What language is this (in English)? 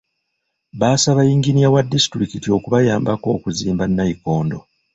Ganda